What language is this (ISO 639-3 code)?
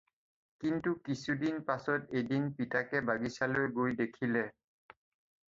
asm